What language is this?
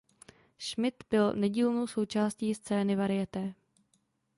Czech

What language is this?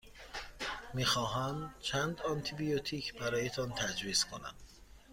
Persian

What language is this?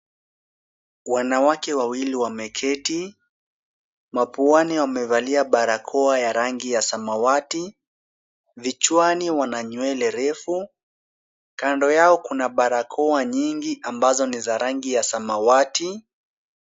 Swahili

